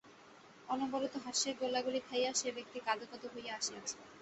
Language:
Bangla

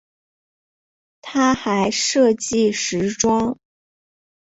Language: Chinese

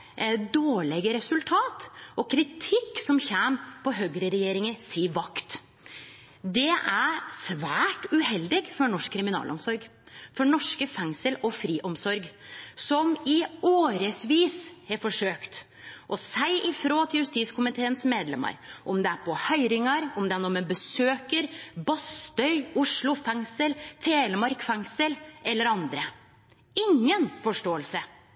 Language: Norwegian Nynorsk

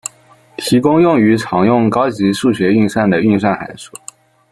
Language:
Chinese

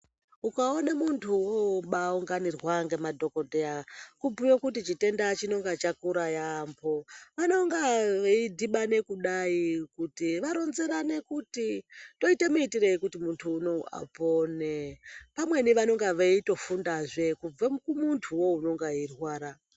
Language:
Ndau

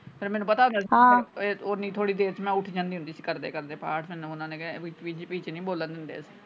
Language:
Punjabi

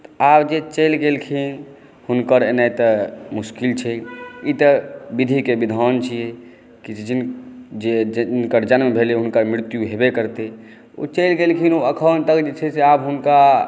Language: Maithili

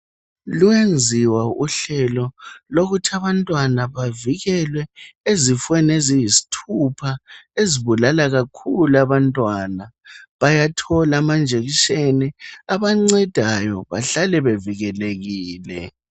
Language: North Ndebele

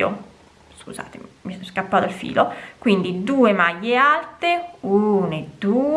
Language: Italian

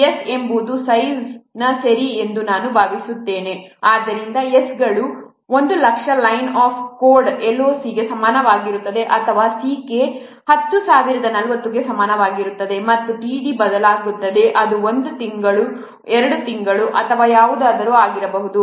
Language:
Kannada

